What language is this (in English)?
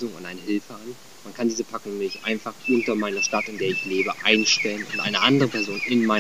German